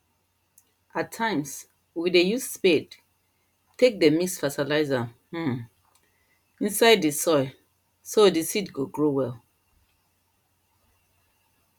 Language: Nigerian Pidgin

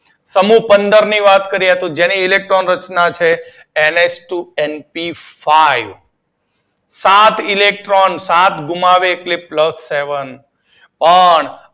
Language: Gujarati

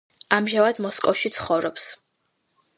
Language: Georgian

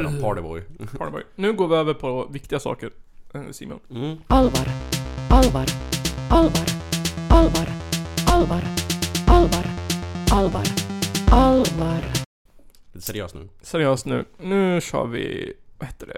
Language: Swedish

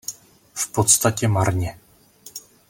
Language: Czech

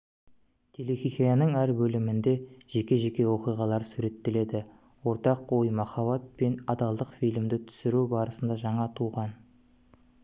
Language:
Kazakh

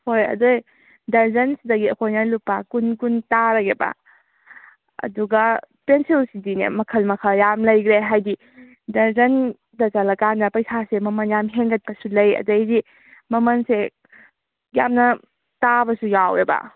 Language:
Manipuri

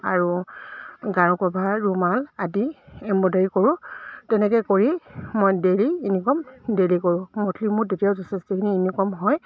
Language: Assamese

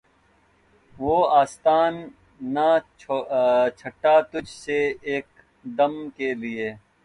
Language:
Urdu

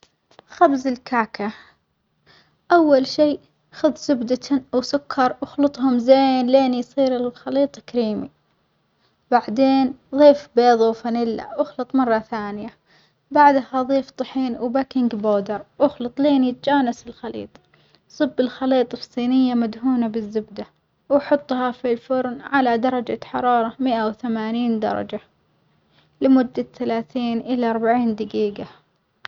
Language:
Omani Arabic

